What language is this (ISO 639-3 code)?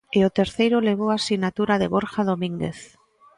glg